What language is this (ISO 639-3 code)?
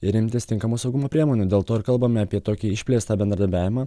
lit